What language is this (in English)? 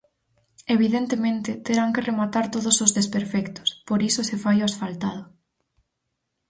Galician